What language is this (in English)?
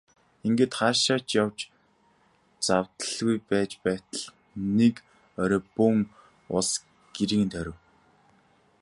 Mongolian